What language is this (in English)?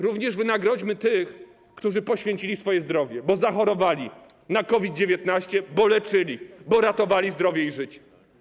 Polish